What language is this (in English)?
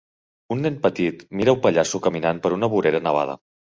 Catalan